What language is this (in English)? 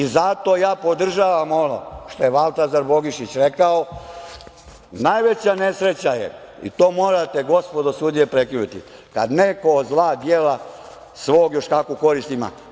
Serbian